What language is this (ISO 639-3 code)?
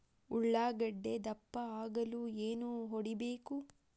kan